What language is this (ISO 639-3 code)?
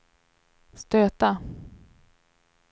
swe